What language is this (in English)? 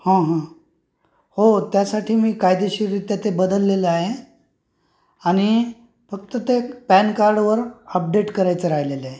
Marathi